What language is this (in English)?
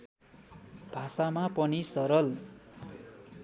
Nepali